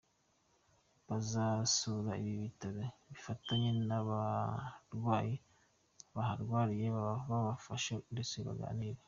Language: Kinyarwanda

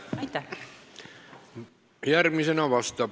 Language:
Estonian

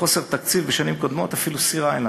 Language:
Hebrew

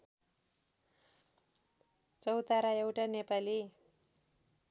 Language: Nepali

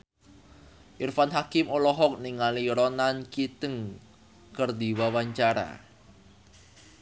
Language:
Sundanese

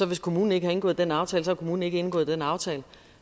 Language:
Danish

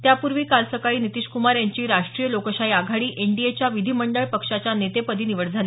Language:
Marathi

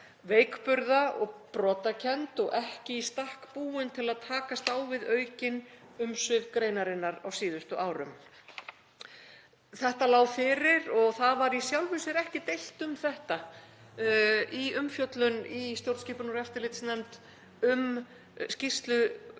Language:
Icelandic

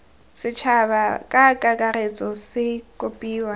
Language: Tswana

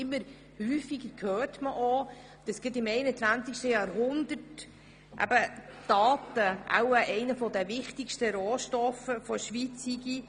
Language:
Swiss German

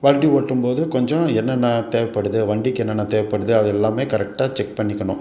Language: Tamil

